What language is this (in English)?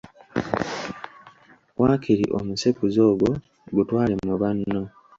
Ganda